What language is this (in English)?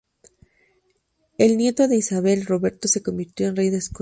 Spanish